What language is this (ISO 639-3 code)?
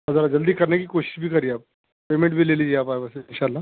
urd